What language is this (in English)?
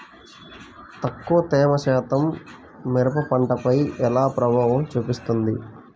Telugu